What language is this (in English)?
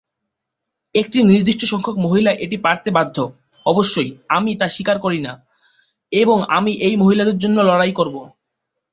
Bangla